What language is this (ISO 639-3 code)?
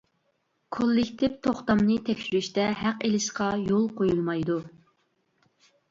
uig